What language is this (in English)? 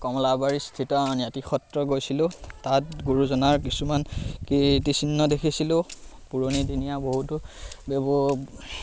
Assamese